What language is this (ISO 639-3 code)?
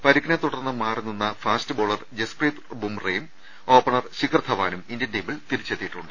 mal